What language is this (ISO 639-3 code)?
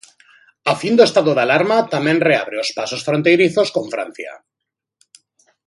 glg